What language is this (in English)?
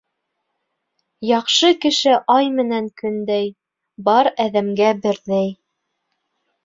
Bashkir